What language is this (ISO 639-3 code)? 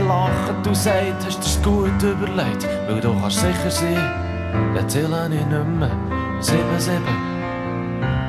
nld